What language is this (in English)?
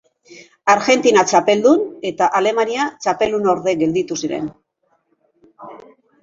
Basque